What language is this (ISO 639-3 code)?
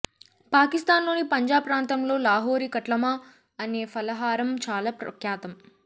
tel